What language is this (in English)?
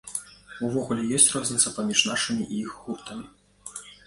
Belarusian